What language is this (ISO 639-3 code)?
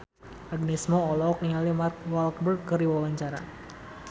sun